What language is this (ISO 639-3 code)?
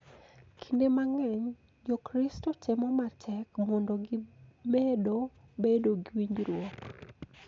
luo